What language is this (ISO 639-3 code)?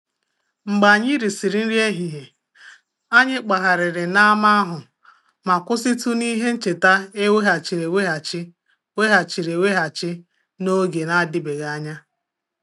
ibo